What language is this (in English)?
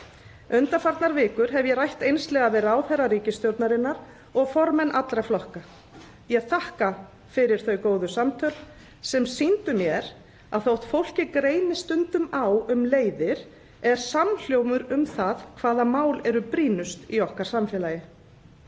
Icelandic